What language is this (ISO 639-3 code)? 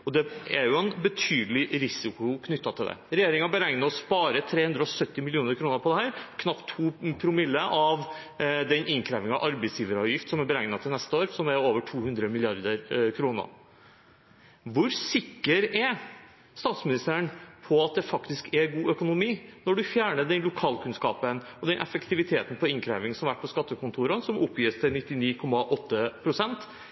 nob